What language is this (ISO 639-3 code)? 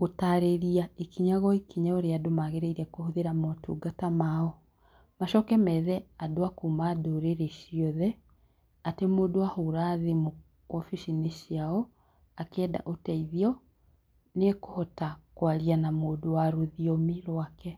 kik